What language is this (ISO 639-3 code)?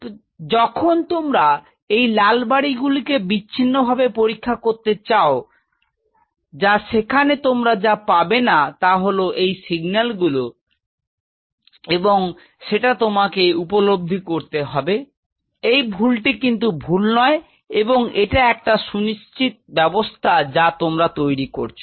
ben